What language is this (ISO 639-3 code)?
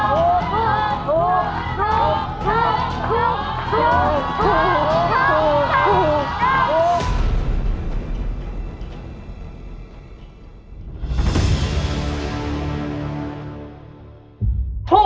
tha